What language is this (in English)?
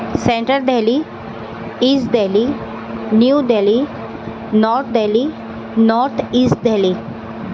Urdu